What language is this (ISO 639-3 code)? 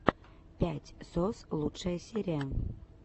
rus